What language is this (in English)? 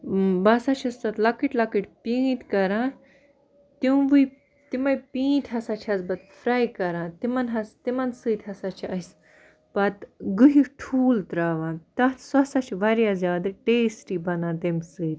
Kashmiri